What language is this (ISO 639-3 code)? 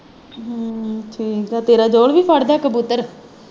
pan